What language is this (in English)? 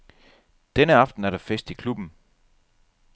Danish